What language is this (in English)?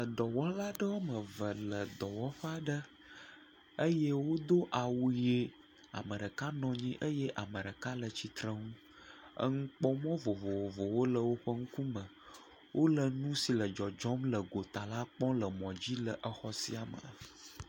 Ewe